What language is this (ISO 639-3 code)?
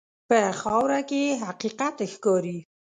pus